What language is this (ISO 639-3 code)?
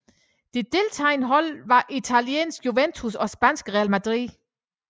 dan